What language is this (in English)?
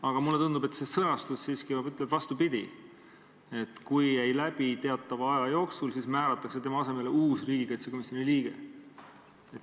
Estonian